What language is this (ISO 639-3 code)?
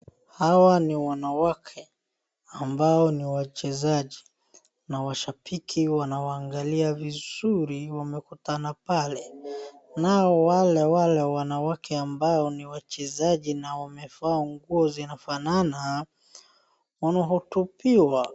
swa